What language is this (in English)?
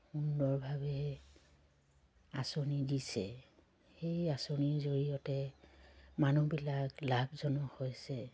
Assamese